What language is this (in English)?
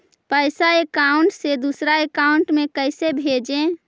Magahi